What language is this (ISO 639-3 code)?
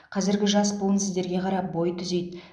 kaz